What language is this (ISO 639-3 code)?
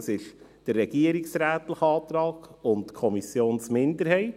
gsw